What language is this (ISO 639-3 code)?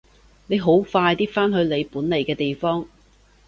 yue